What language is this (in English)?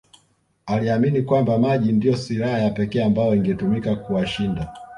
Swahili